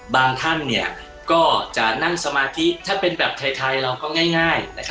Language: Thai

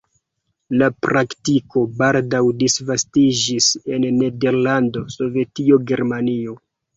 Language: Esperanto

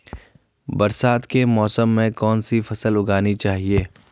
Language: Hindi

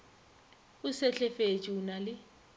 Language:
Northern Sotho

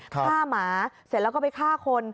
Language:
Thai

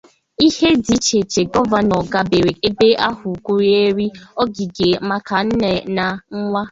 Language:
Igbo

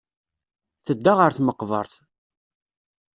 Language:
Kabyle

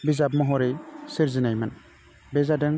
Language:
Bodo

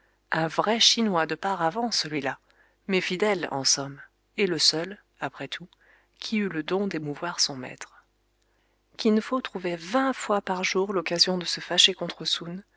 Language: French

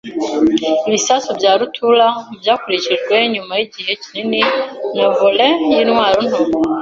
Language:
Kinyarwanda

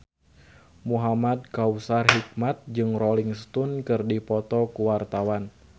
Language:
Sundanese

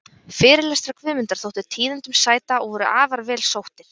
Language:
Icelandic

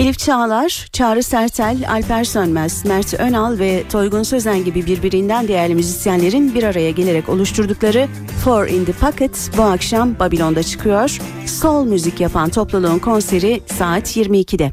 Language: Turkish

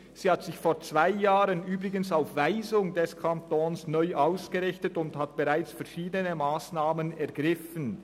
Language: Swiss German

